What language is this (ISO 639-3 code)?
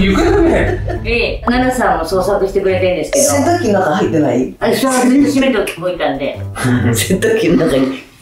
jpn